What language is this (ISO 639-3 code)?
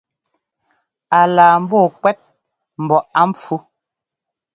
jgo